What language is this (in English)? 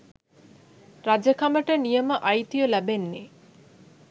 Sinhala